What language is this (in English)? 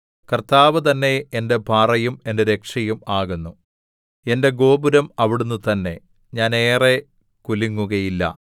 Malayalam